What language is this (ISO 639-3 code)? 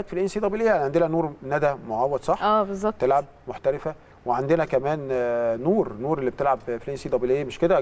ara